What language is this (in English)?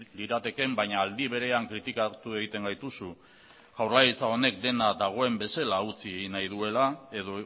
Basque